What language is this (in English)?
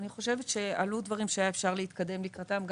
Hebrew